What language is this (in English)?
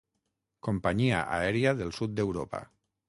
Catalan